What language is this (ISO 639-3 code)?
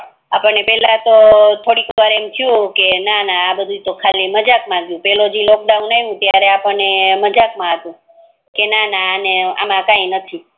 guj